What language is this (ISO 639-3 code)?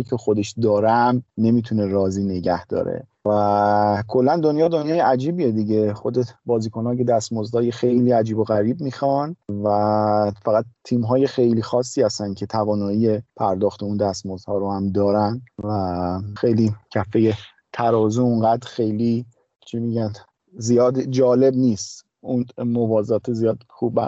fas